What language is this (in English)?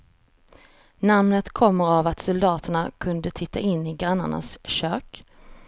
Swedish